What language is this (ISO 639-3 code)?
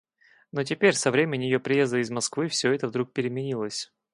rus